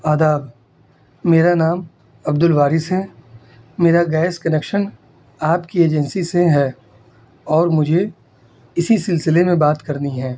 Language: Urdu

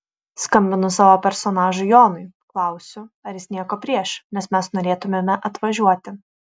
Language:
Lithuanian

